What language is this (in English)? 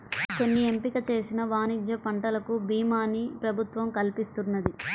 Telugu